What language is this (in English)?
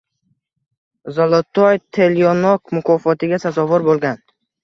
Uzbek